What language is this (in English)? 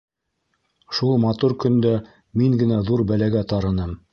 Bashkir